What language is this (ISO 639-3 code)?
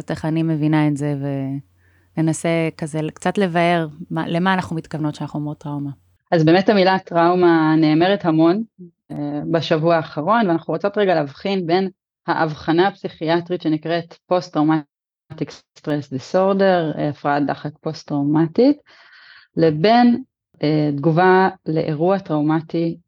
heb